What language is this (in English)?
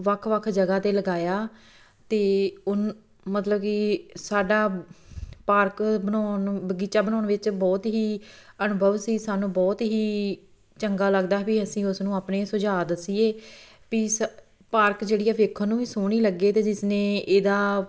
Punjabi